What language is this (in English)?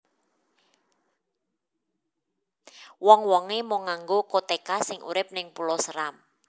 Javanese